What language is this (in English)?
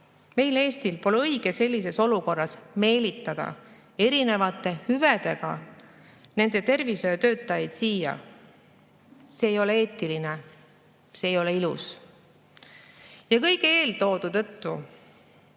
Estonian